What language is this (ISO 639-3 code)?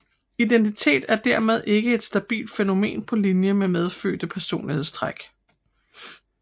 dan